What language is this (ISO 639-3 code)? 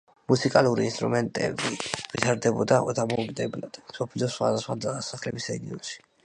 kat